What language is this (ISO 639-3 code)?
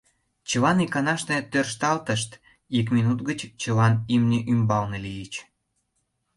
chm